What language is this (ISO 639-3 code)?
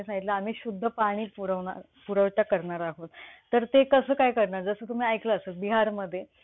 mar